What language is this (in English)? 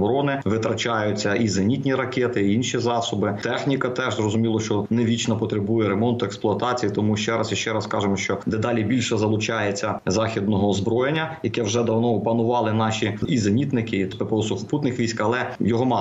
Ukrainian